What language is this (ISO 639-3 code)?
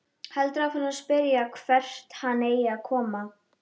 isl